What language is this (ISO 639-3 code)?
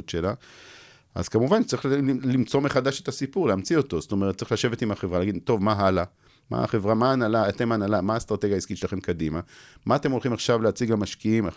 heb